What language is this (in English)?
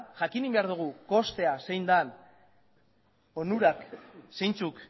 Basque